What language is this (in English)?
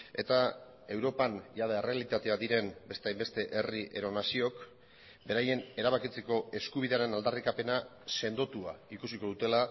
Basque